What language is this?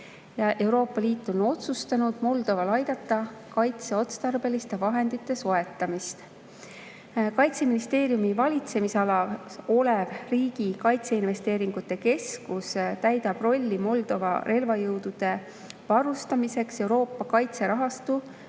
Estonian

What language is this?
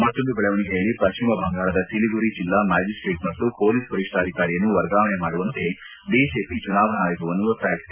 Kannada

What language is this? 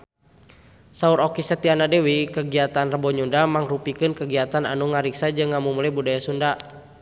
Sundanese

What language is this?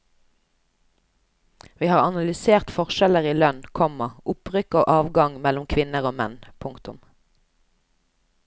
Norwegian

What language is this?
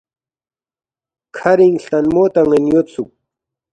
Balti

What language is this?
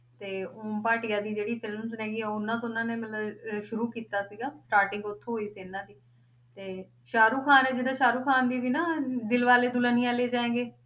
Punjabi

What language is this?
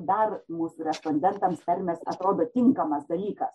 Lithuanian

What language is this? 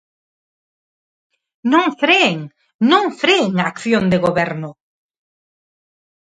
Galician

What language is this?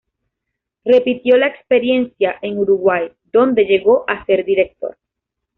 Spanish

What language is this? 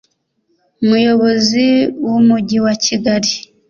Kinyarwanda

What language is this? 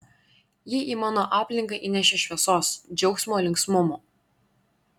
Lithuanian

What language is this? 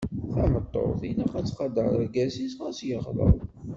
Kabyle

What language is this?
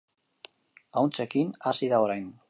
Basque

